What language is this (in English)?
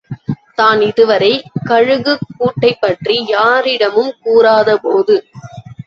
Tamil